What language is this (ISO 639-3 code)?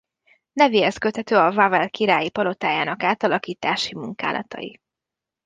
hun